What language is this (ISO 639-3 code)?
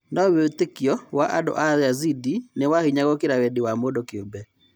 kik